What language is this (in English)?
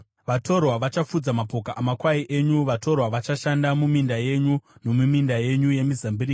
Shona